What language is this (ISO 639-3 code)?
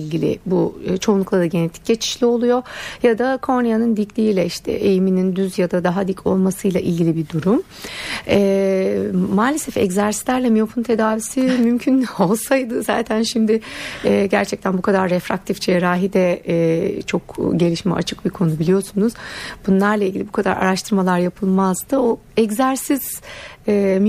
tur